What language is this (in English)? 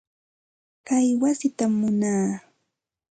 Santa Ana de Tusi Pasco Quechua